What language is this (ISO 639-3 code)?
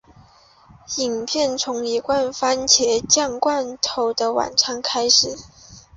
zho